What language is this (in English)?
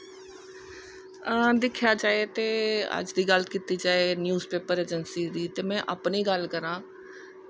Dogri